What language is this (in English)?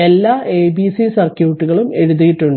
Malayalam